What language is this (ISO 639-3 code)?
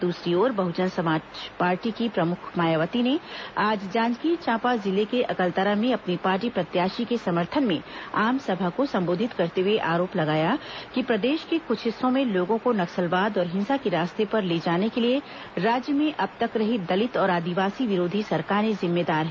hin